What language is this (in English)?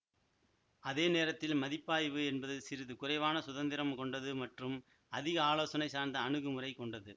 Tamil